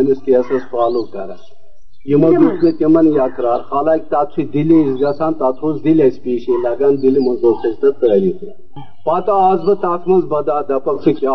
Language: Urdu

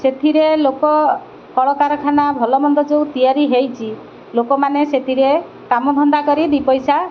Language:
Odia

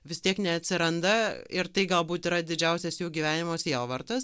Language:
Lithuanian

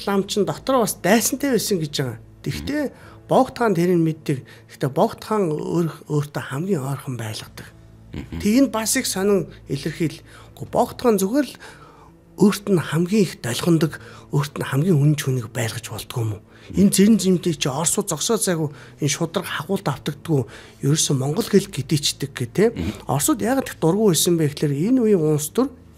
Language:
Turkish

